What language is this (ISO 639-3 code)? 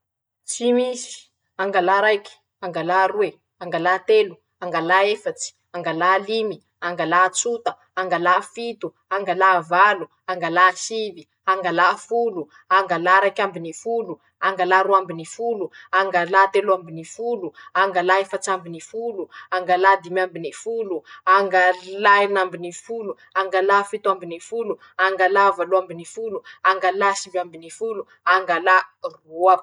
msh